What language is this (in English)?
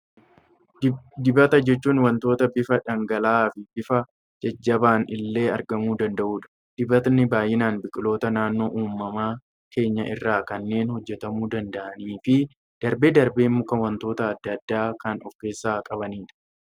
Oromo